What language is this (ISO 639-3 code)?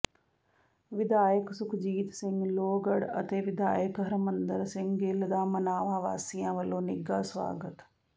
pan